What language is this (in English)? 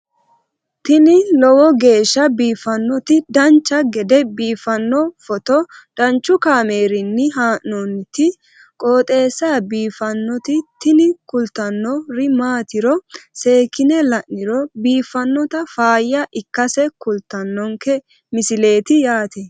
Sidamo